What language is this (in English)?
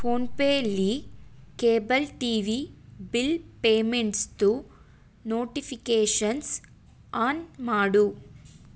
Kannada